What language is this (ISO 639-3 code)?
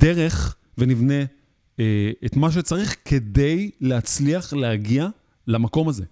heb